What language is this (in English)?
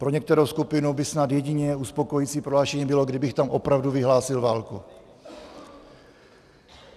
Czech